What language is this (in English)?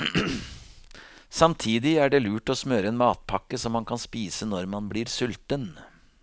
Norwegian